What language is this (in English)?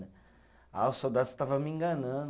Portuguese